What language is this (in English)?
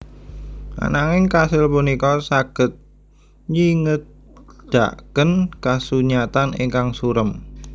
Javanese